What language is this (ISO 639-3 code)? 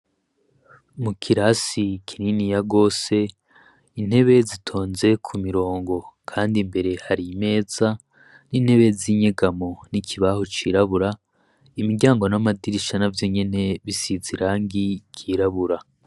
run